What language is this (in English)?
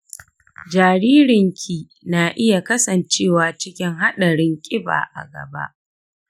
Hausa